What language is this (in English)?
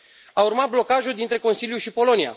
Romanian